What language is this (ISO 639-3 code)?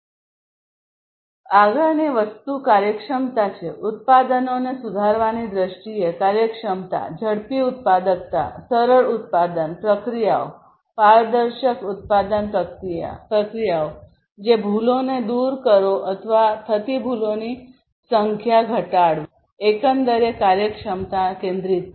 guj